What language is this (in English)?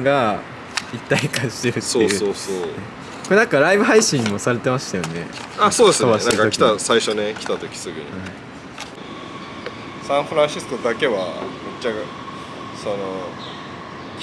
Japanese